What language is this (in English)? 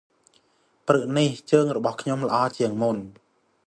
Khmer